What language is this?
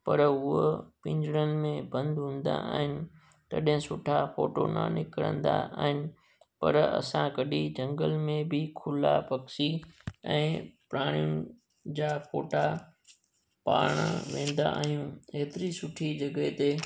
Sindhi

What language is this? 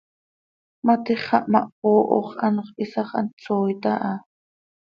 Seri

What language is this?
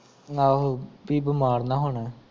Punjabi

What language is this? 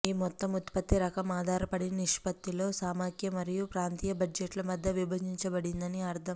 Telugu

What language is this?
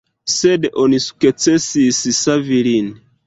Esperanto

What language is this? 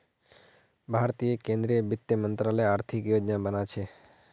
Magahi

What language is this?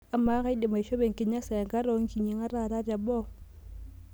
Masai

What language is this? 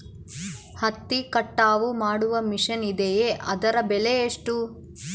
Kannada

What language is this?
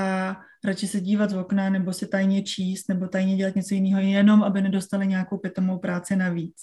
Czech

